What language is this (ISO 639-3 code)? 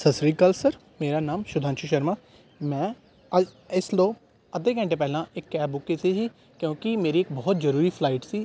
pan